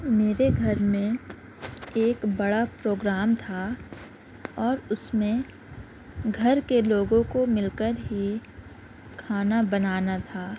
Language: Urdu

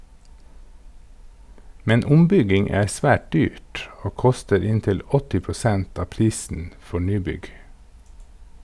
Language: Norwegian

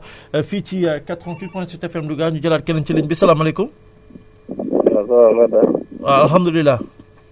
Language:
Wolof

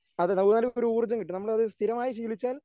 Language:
Malayalam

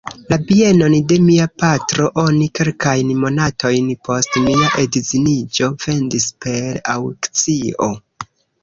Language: Esperanto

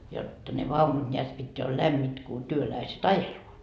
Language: Finnish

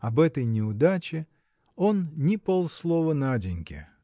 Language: Russian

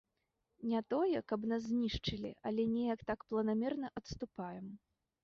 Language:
Belarusian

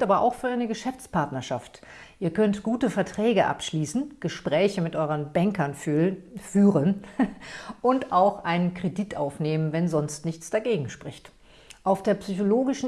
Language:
German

